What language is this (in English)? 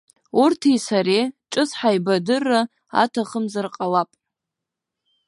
Abkhazian